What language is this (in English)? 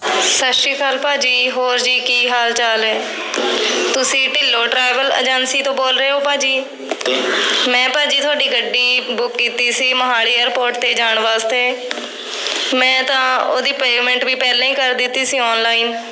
Punjabi